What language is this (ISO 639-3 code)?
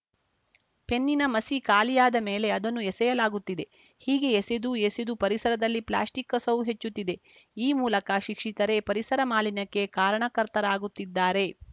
kan